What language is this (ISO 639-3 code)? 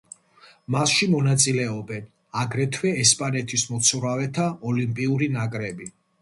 kat